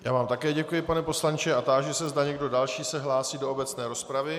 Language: Czech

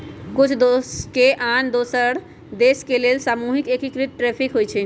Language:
Magahi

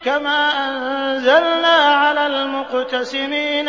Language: Arabic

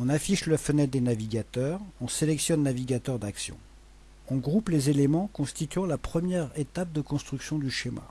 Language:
French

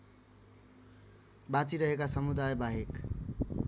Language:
Nepali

